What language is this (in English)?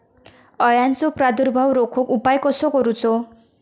Marathi